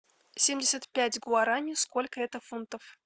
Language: Russian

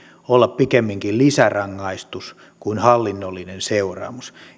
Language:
Finnish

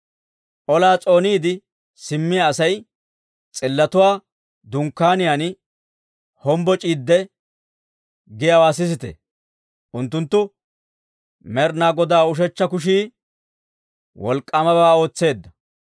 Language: Dawro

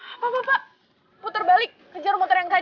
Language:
Indonesian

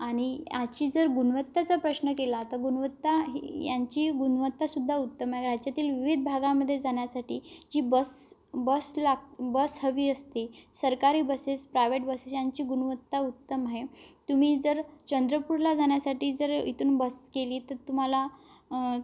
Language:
Marathi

